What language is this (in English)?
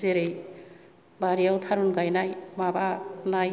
Bodo